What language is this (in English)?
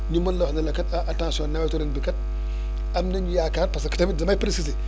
Wolof